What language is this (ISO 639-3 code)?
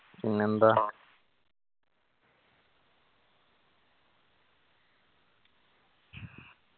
mal